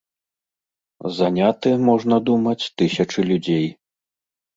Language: Belarusian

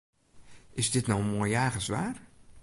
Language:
Western Frisian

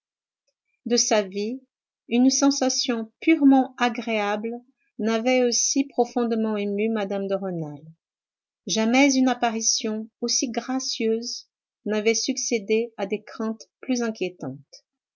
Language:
French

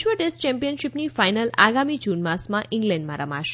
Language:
Gujarati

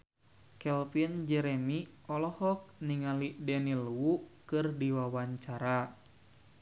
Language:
Sundanese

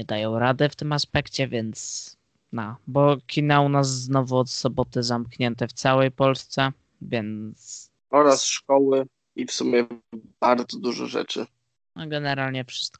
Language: Polish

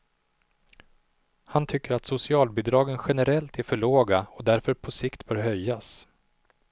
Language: Swedish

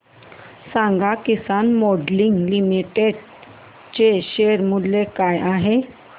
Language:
Marathi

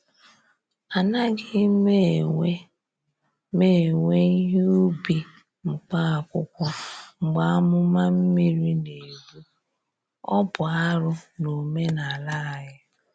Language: Igbo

